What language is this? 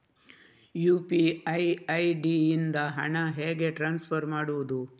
Kannada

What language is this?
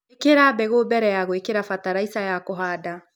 Kikuyu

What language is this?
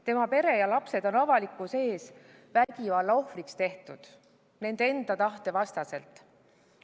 Estonian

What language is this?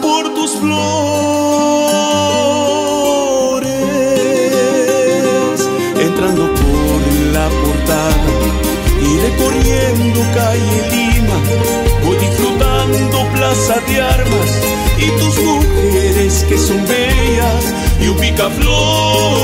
Spanish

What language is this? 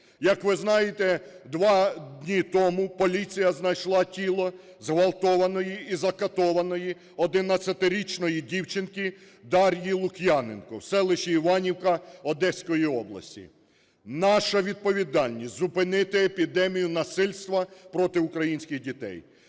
Ukrainian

